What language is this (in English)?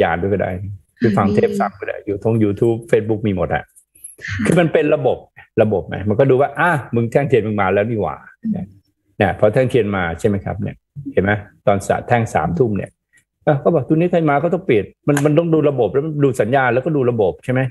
Thai